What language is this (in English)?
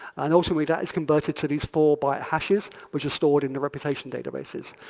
English